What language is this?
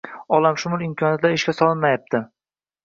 Uzbek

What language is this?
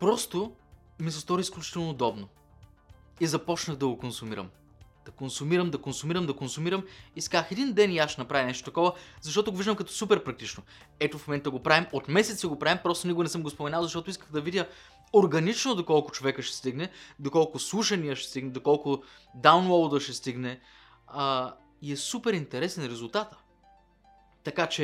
Bulgarian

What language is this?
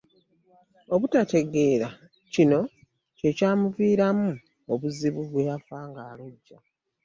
Ganda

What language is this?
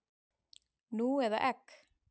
Icelandic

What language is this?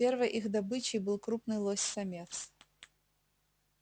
Russian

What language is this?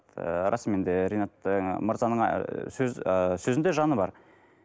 Kazakh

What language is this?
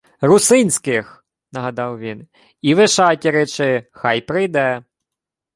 Ukrainian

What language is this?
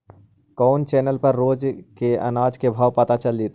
Magahi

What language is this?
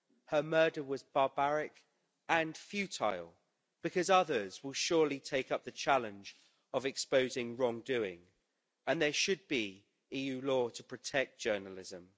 English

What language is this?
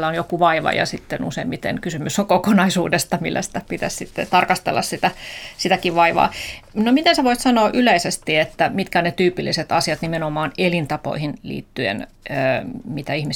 Finnish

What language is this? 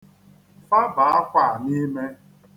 Igbo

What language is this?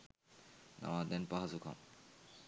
Sinhala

